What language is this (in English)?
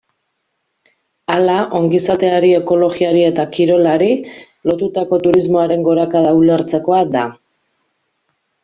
Basque